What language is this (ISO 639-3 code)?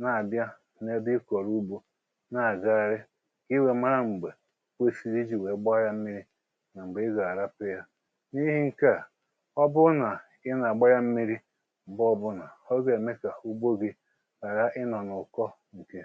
ibo